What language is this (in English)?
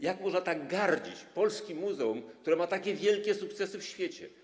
Polish